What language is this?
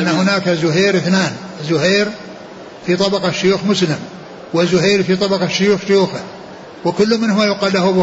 Arabic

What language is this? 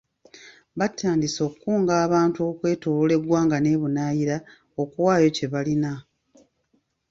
Ganda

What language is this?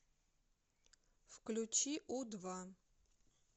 Russian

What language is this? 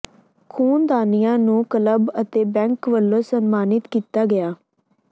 Punjabi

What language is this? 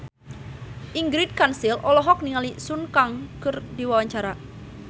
Sundanese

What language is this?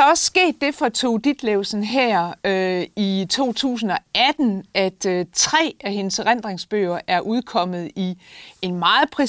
Danish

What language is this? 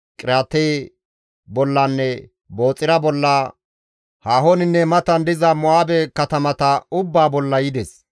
Gamo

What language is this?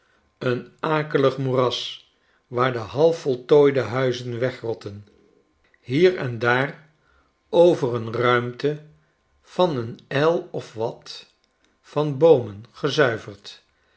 Dutch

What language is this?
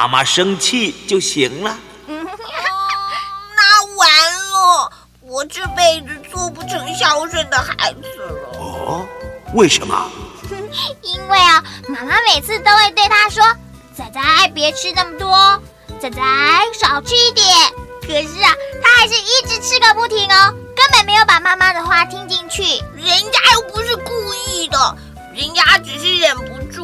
Chinese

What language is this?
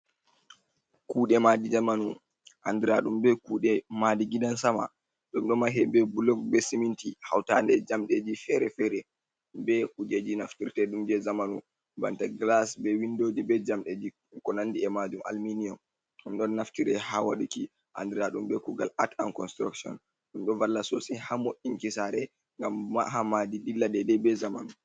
Fula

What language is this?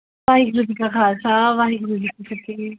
Punjabi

